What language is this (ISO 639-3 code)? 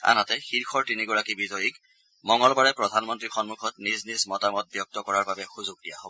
asm